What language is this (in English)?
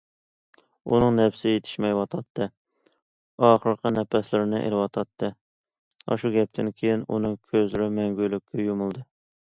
Uyghur